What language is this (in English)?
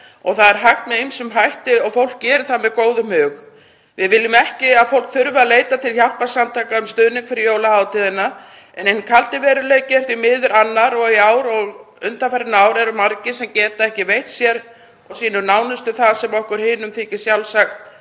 Icelandic